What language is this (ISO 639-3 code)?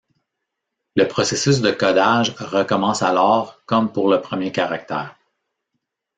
fra